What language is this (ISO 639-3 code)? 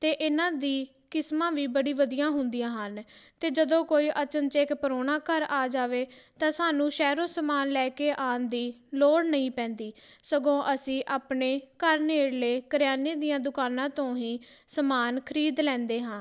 pan